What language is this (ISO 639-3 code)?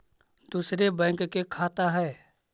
mag